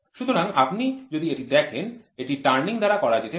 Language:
Bangla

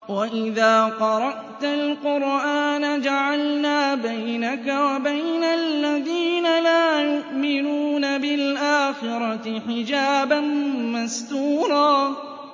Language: Arabic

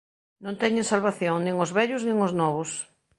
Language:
Galician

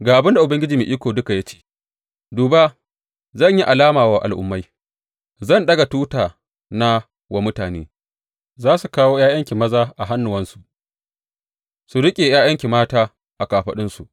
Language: Hausa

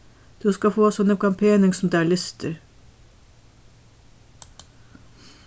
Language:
Faroese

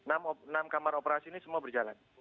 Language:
Indonesian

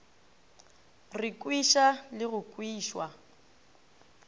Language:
Northern Sotho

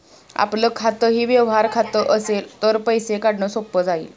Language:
Marathi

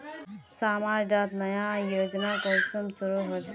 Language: Magahi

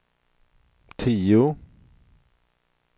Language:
Swedish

